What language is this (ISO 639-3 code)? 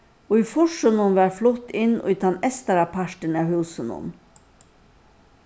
fao